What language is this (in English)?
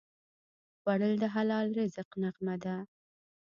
Pashto